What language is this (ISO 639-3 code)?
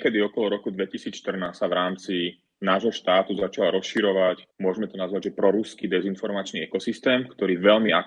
slk